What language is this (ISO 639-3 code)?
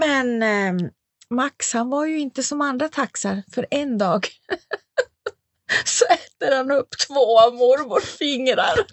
swe